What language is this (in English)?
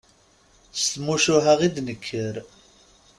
Kabyle